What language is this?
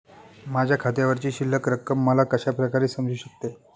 Marathi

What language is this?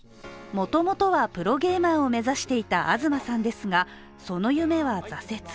Japanese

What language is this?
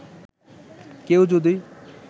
Bangla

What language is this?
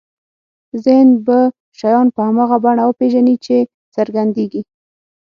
Pashto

